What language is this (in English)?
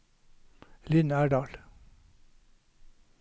Norwegian